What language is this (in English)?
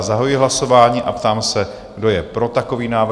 Czech